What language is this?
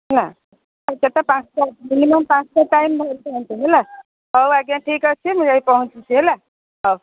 Odia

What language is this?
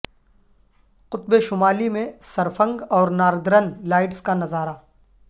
Urdu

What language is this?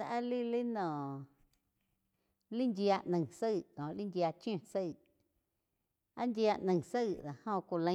Quiotepec Chinantec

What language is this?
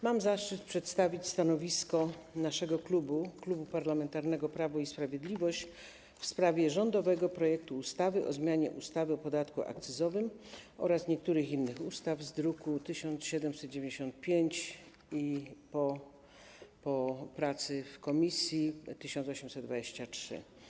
Polish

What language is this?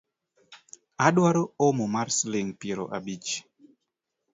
Luo (Kenya and Tanzania)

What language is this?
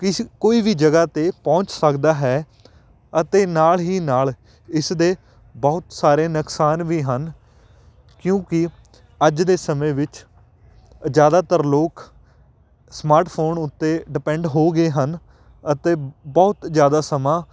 Punjabi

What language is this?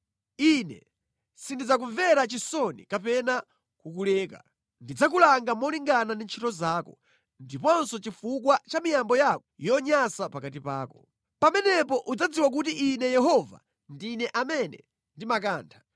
Nyanja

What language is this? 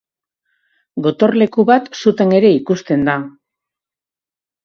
Basque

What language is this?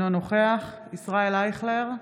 Hebrew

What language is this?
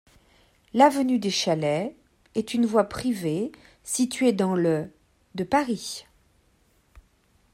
French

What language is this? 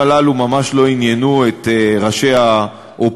Hebrew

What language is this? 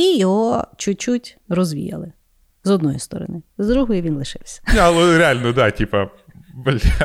Ukrainian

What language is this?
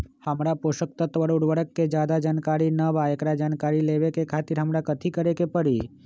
Magahi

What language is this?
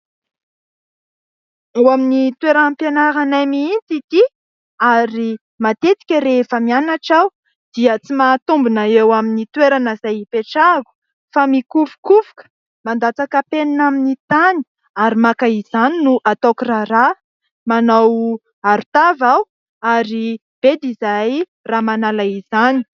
Malagasy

